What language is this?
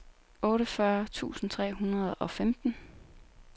Danish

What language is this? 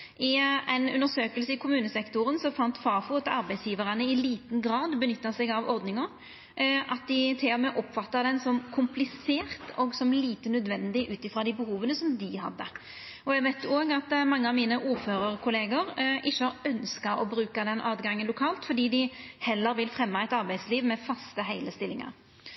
Norwegian Nynorsk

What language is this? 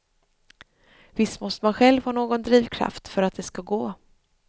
Swedish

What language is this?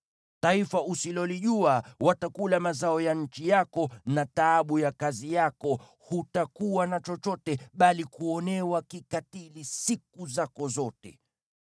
Swahili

